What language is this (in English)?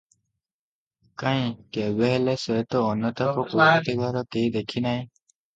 Odia